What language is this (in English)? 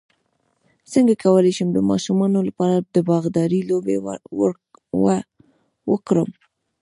Pashto